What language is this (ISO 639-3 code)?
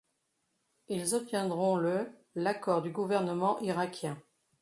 fra